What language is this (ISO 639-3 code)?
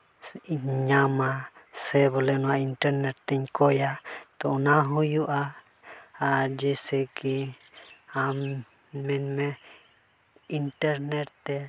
sat